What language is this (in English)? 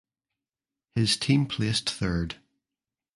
English